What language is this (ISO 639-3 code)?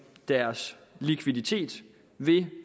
dan